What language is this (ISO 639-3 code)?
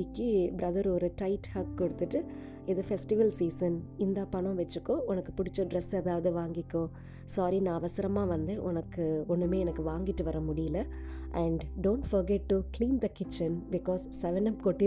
tam